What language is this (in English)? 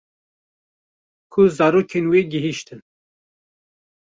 Kurdish